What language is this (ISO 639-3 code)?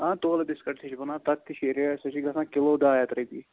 kas